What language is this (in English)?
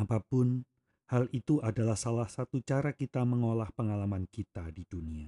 Indonesian